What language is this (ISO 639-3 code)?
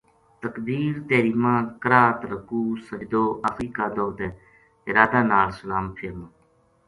gju